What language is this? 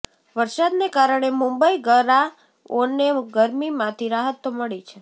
Gujarati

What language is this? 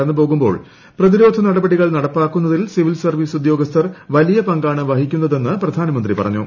Malayalam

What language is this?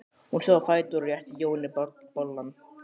Icelandic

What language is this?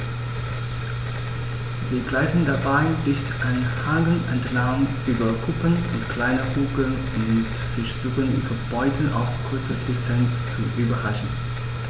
German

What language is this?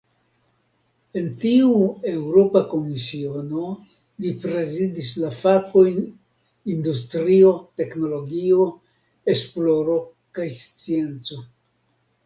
Esperanto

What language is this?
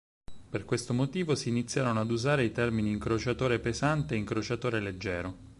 Italian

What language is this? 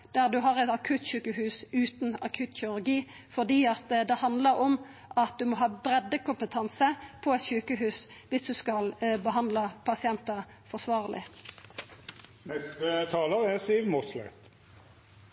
Norwegian Nynorsk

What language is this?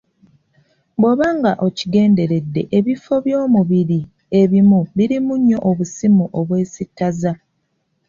Ganda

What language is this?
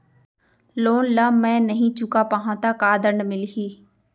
Chhattisgarhi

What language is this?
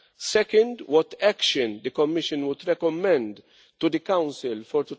English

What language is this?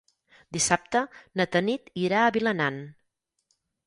Catalan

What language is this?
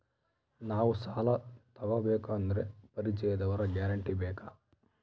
Kannada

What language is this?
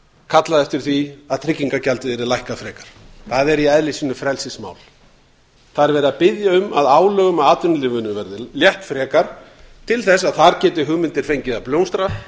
Icelandic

